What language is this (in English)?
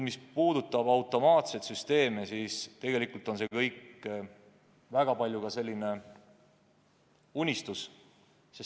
Estonian